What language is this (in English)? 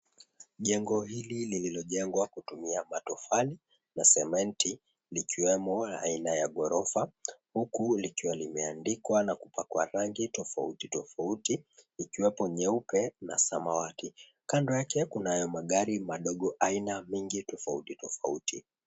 Swahili